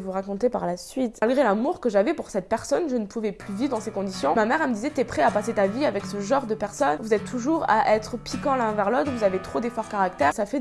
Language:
French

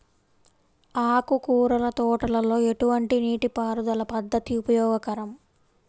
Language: Telugu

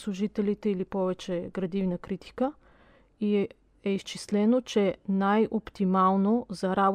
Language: Bulgarian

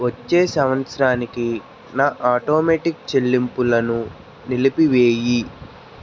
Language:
Telugu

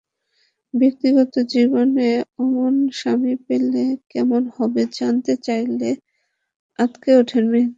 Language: Bangla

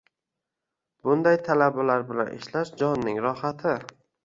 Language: Uzbek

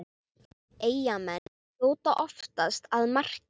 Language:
Icelandic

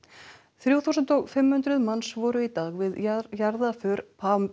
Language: Icelandic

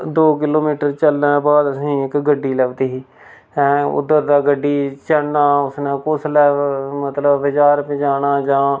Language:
Dogri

